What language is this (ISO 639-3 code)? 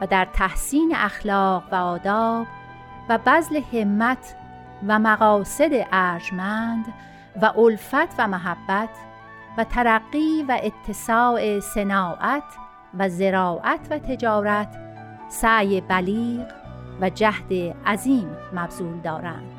fas